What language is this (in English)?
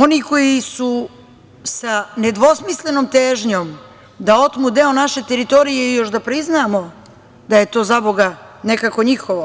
Serbian